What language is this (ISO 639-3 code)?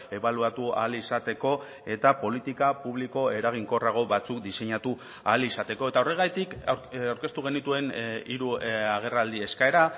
eus